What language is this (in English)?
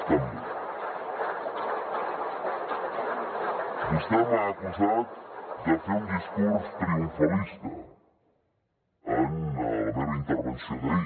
Catalan